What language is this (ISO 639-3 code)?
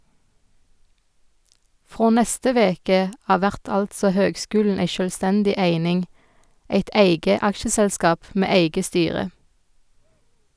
nor